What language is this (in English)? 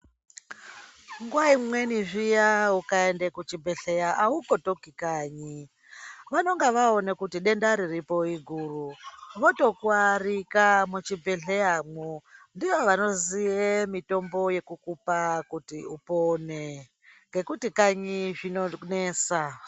Ndau